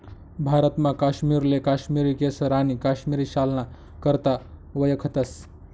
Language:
Marathi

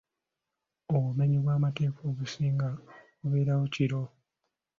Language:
Ganda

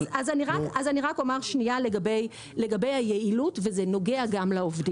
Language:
Hebrew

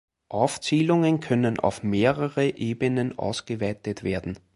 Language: German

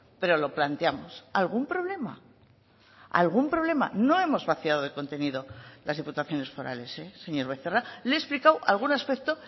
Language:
Spanish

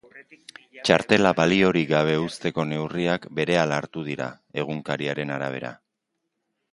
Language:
Basque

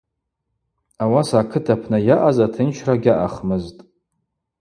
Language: Abaza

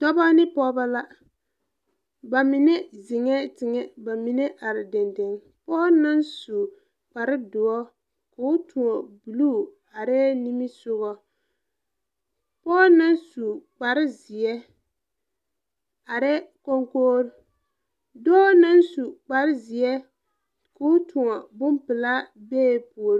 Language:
Southern Dagaare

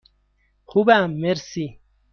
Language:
Persian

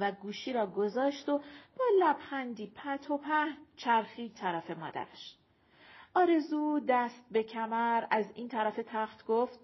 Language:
Persian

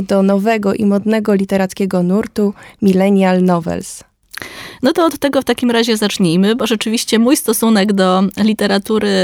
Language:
Polish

